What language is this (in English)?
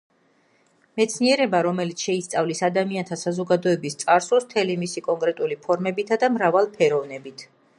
Georgian